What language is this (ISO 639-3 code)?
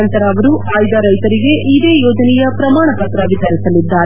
kan